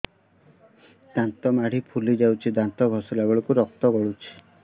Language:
Odia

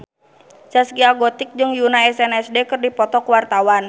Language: Sundanese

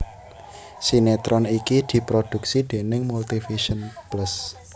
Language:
Javanese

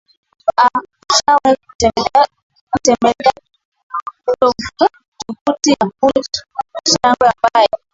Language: Swahili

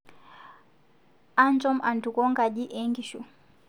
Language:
Masai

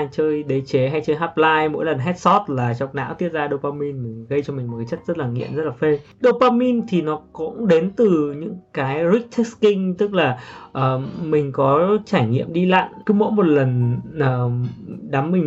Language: Vietnamese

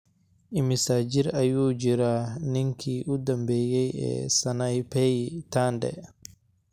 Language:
Somali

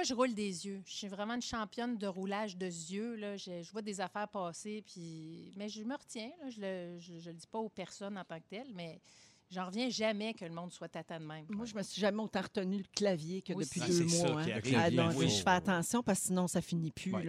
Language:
French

